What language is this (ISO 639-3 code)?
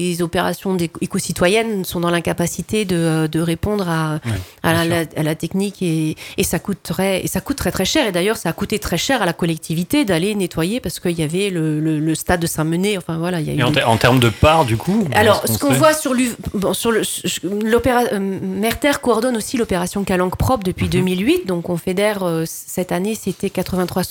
fra